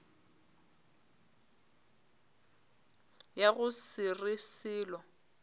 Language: Northern Sotho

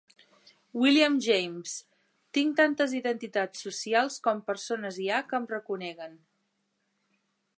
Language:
Catalan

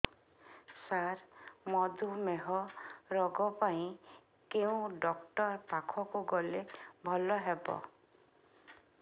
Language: Odia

